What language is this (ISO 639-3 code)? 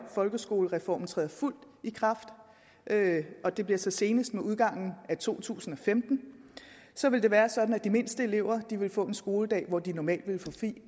dan